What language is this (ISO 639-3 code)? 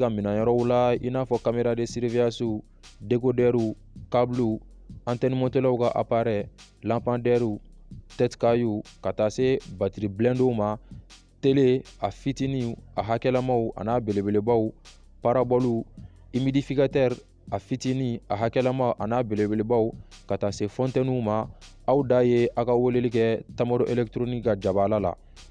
fra